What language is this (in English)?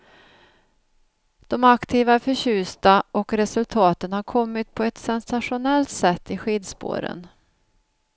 Swedish